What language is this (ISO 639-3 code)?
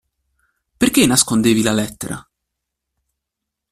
ita